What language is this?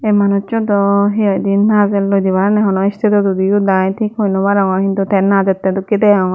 Chakma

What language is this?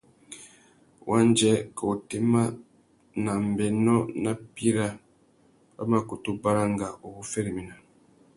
Tuki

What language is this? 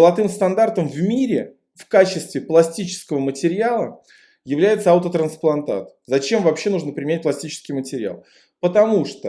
Russian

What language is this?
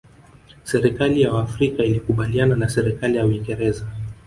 Swahili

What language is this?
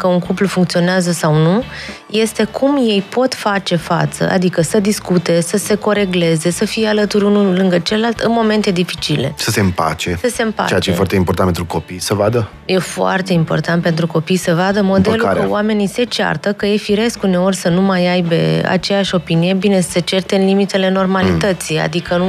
Romanian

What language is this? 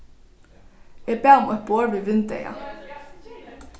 Faroese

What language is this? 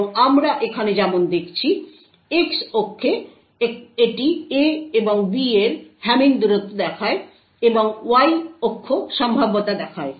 Bangla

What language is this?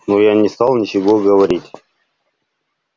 Russian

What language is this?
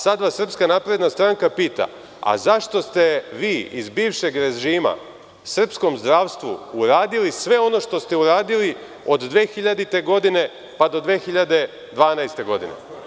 Serbian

